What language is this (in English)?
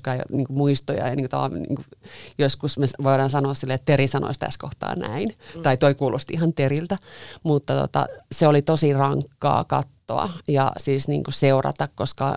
Finnish